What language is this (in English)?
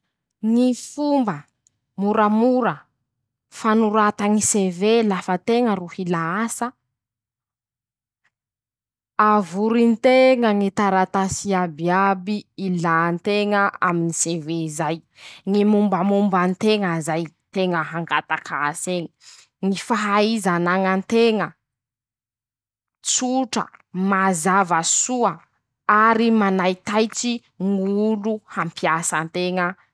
Masikoro Malagasy